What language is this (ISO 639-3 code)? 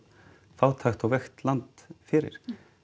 isl